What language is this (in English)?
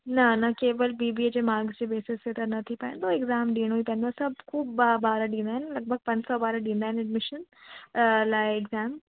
Sindhi